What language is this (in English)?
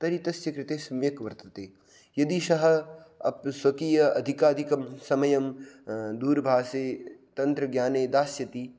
Sanskrit